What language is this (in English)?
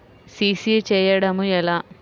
Telugu